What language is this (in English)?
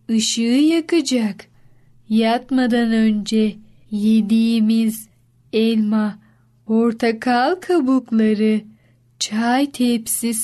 Turkish